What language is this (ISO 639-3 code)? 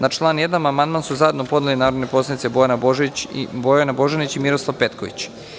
srp